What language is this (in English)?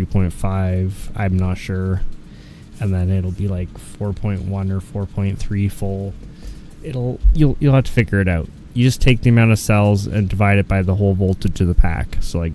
English